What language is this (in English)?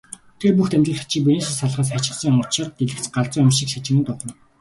Mongolian